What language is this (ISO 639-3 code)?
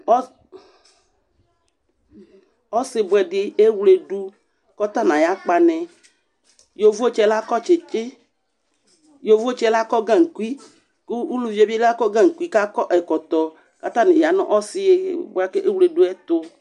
kpo